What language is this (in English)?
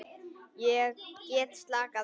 Icelandic